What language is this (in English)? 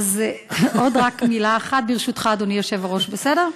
Hebrew